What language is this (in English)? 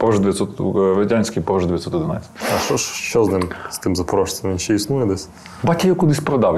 Ukrainian